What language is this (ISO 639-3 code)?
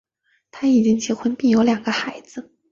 zho